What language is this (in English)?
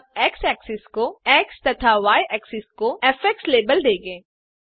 Hindi